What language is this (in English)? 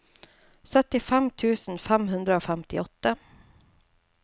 Norwegian